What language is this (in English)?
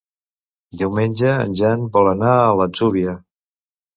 Catalan